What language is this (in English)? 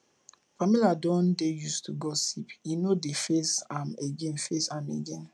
Nigerian Pidgin